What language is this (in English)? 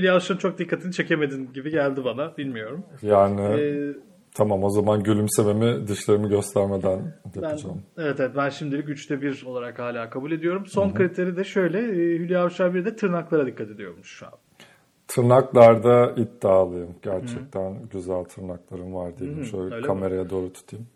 Turkish